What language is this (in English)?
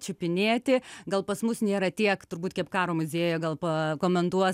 Lithuanian